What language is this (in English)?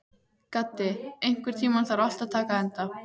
Icelandic